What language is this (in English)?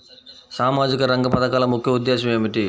Telugu